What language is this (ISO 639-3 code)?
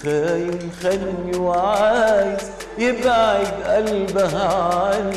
ara